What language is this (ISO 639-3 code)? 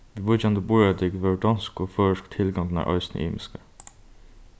fao